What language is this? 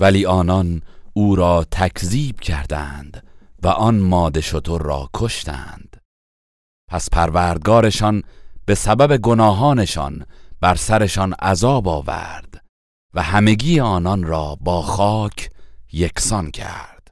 Persian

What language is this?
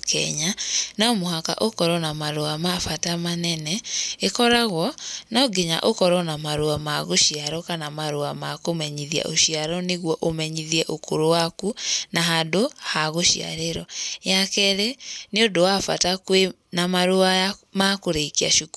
Kikuyu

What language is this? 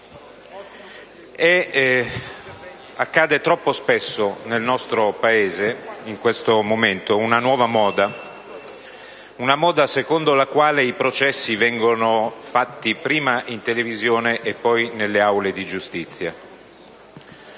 Italian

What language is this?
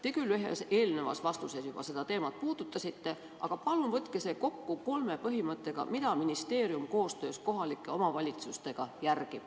Estonian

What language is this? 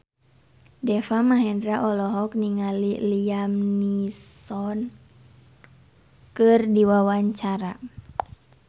Sundanese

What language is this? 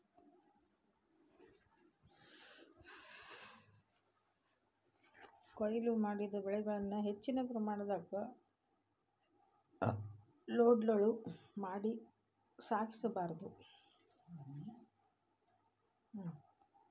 Kannada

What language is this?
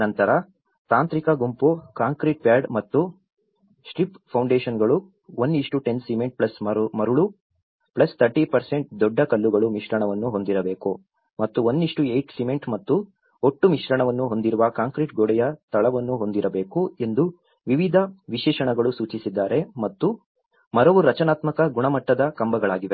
Kannada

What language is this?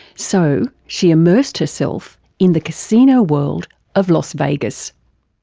English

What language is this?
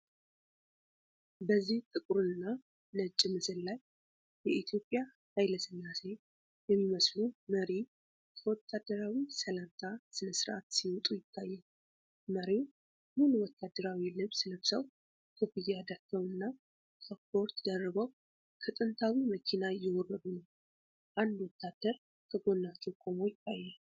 Amharic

